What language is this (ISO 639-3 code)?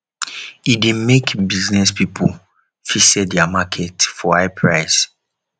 pcm